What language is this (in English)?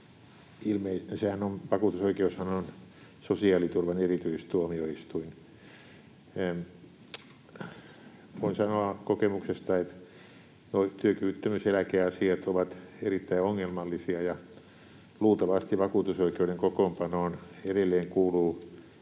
Finnish